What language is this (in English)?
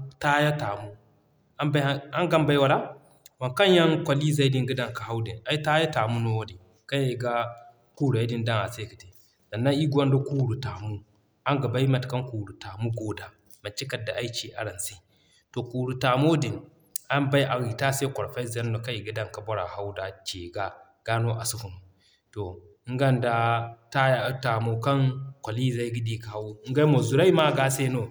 Zarma